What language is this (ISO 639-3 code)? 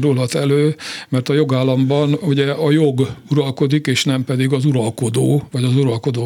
hun